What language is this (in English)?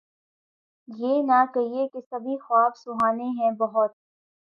Urdu